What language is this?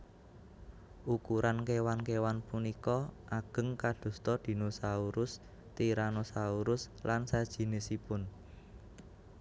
Javanese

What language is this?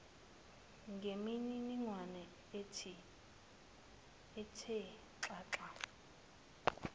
Zulu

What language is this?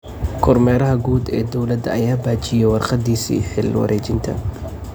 Somali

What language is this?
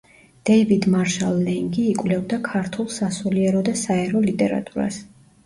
Georgian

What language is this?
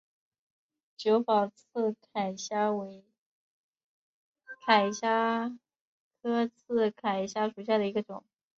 Chinese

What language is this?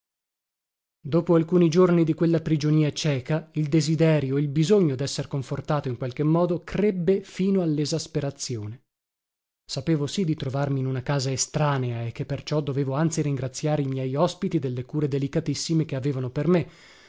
Italian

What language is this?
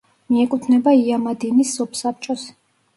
Georgian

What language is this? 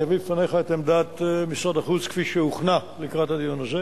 Hebrew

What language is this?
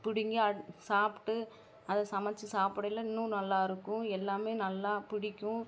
Tamil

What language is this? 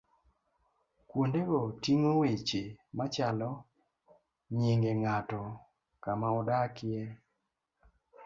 Luo (Kenya and Tanzania)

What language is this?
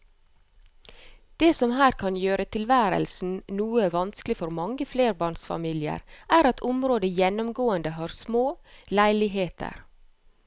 Norwegian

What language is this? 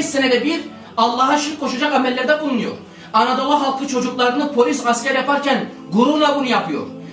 Turkish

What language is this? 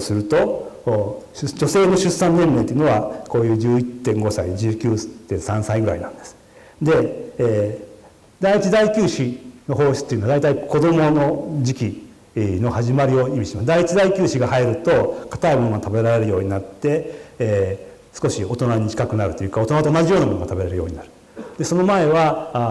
Japanese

